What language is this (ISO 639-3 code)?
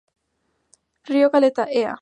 spa